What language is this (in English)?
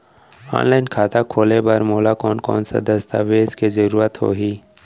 Chhattisgarhi